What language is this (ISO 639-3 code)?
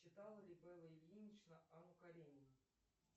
rus